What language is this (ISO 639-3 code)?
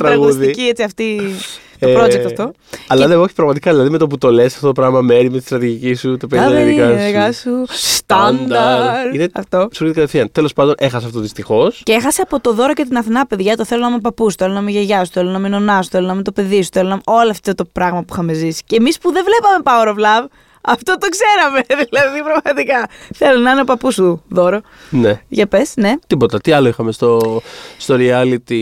ell